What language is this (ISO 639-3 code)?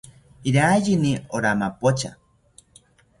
cpy